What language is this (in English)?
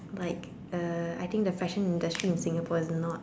English